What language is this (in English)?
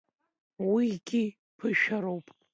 Abkhazian